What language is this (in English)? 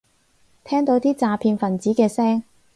Cantonese